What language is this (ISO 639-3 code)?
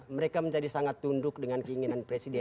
ind